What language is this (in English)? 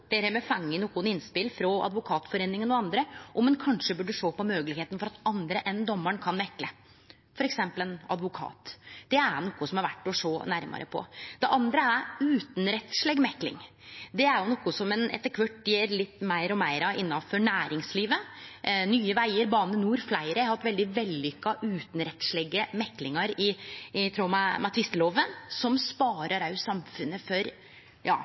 Norwegian Nynorsk